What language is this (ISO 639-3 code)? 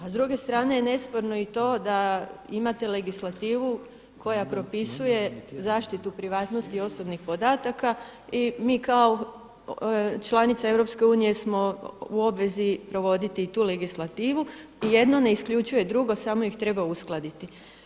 hrv